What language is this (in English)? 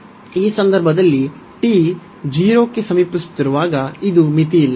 Kannada